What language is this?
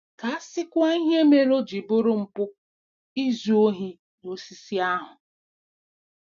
Igbo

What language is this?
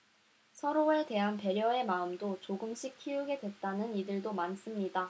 Korean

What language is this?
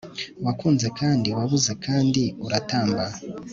Kinyarwanda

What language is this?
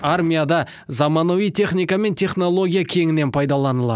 Kazakh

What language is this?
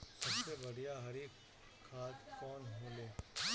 Bhojpuri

